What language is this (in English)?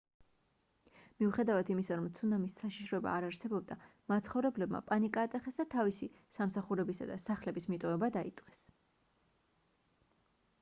Georgian